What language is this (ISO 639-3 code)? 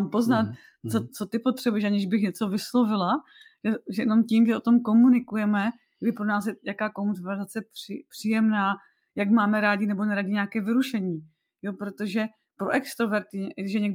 ces